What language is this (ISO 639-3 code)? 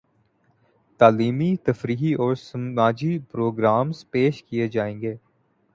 urd